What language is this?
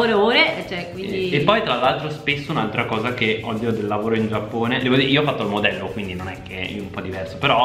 Italian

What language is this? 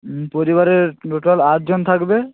Bangla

